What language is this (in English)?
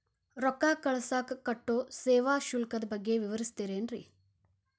Kannada